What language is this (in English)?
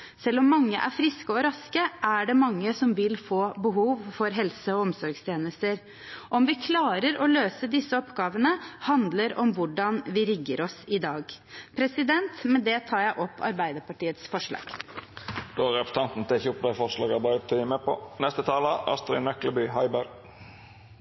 Norwegian